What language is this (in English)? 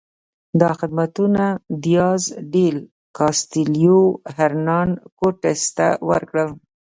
Pashto